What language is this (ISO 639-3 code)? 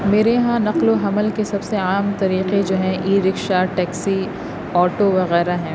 urd